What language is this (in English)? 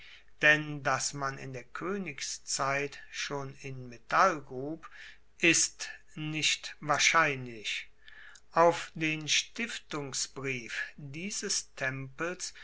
German